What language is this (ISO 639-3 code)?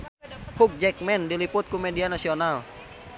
sun